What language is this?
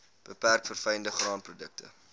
Afrikaans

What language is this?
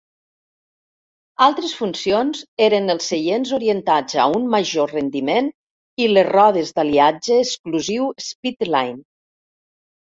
Catalan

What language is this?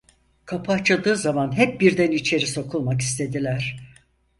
Turkish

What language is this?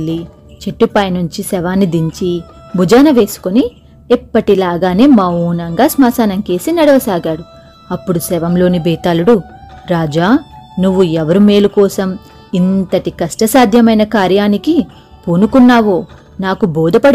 Telugu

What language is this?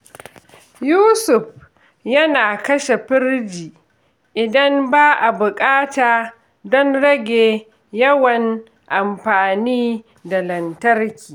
Hausa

